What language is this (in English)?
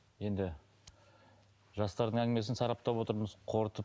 Kazakh